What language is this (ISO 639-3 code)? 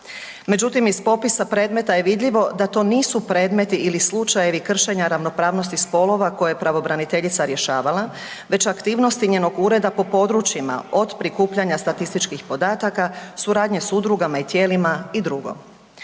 hrv